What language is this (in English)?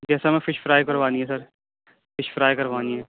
Urdu